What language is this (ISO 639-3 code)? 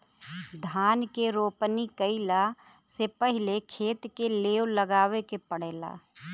bho